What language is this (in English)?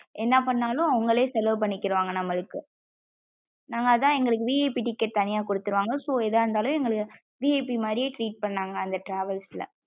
Tamil